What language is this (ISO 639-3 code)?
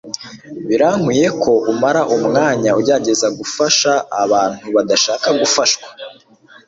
kin